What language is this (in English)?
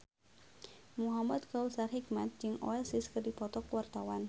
Sundanese